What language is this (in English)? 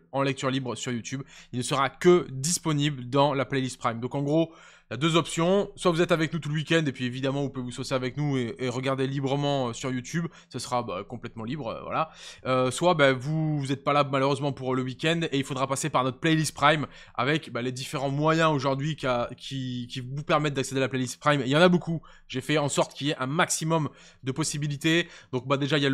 French